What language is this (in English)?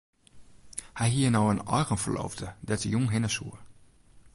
Western Frisian